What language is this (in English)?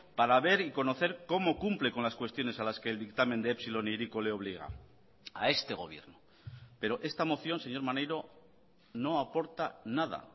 Spanish